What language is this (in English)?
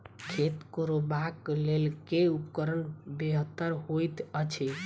Maithili